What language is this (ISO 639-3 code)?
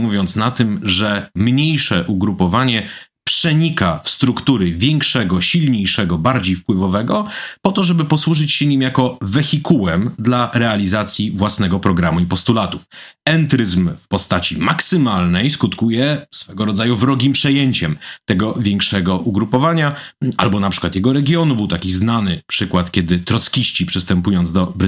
pol